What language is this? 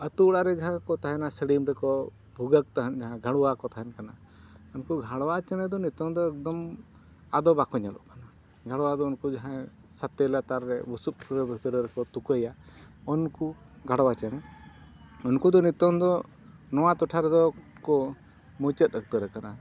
Santali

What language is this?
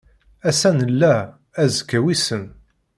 Kabyle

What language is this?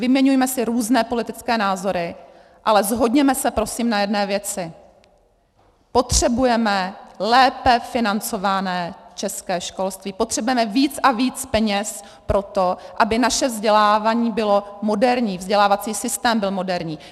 Czech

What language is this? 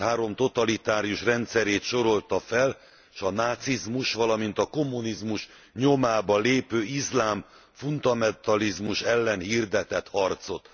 Hungarian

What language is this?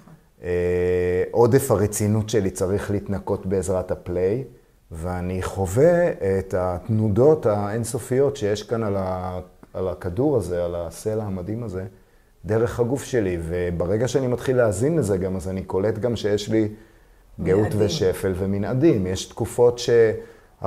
Hebrew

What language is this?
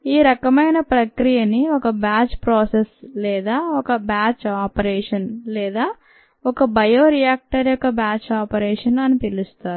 Telugu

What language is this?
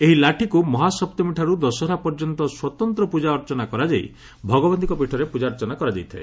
Odia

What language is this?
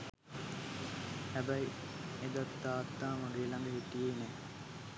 Sinhala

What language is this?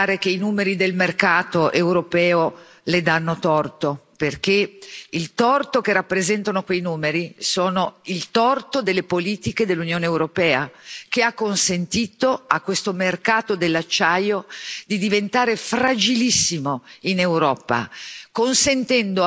Italian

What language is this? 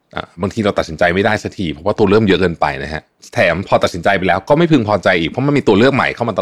Thai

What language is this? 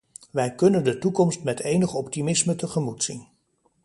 Dutch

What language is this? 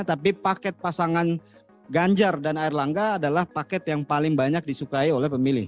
Indonesian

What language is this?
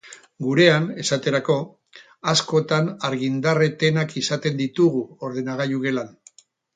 Basque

